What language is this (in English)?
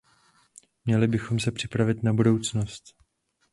Czech